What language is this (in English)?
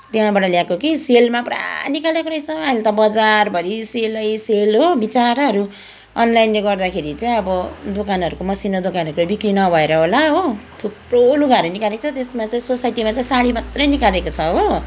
Nepali